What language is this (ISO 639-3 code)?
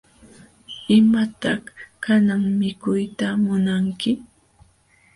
qxw